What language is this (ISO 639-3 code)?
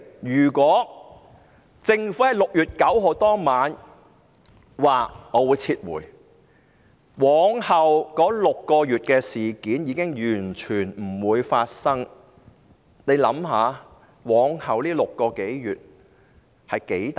yue